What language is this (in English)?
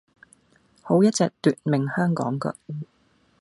Cantonese